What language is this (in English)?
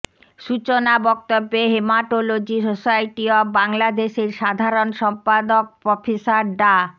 Bangla